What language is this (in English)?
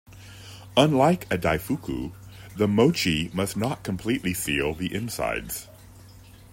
English